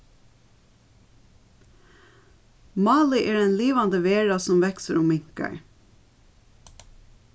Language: Faroese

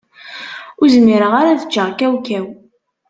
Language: Kabyle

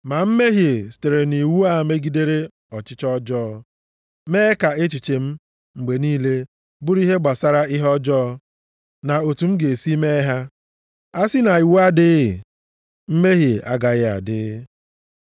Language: Igbo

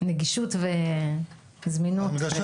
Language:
Hebrew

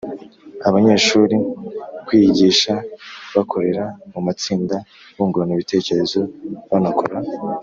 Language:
Kinyarwanda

